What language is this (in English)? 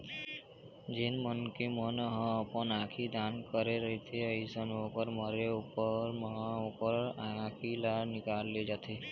Chhattisgarhi